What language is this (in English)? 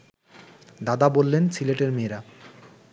Bangla